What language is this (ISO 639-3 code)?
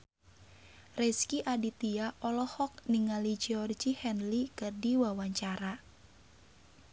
sun